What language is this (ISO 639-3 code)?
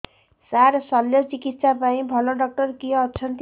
ori